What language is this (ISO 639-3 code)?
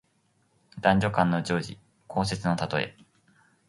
jpn